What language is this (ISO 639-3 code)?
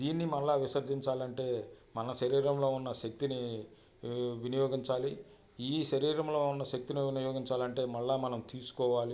tel